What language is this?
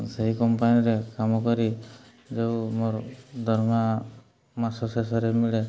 Odia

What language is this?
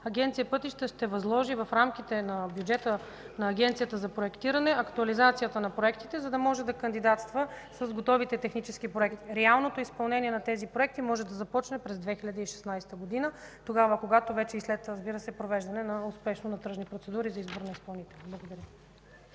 Bulgarian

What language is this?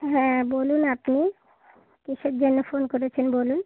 Bangla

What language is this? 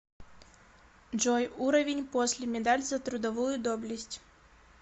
Russian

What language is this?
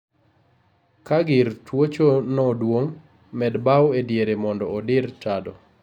Luo (Kenya and Tanzania)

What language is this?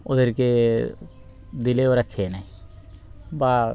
Bangla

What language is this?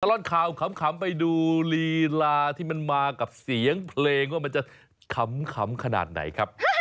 Thai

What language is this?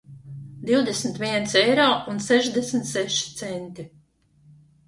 Latvian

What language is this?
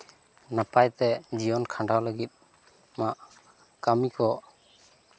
Santali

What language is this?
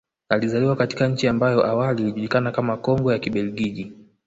Swahili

